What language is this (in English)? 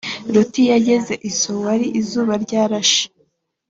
Kinyarwanda